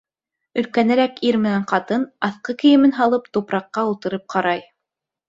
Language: Bashkir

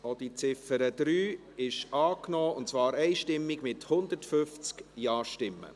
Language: Swiss German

